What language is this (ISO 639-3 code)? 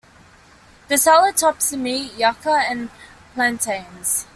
eng